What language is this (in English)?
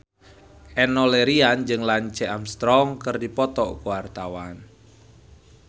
Sundanese